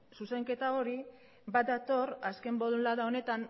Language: Basque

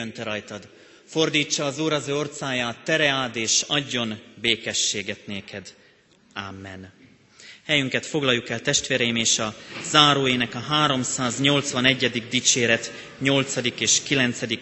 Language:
Hungarian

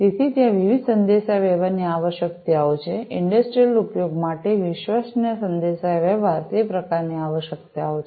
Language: Gujarati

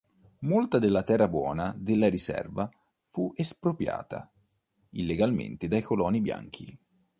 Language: Italian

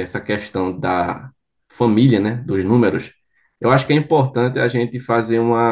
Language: Portuguese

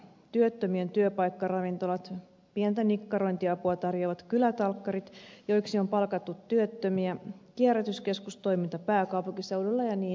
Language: Finnish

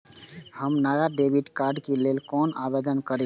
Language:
Maithili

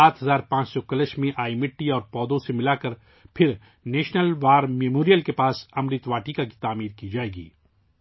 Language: Urdu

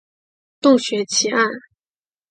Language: Chinese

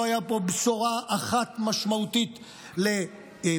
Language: Hebrew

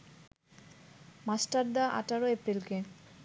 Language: Bangla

